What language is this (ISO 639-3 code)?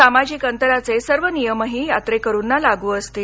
mar